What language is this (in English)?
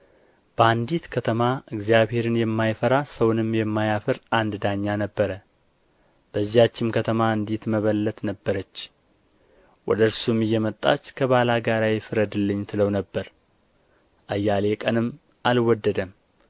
Amharic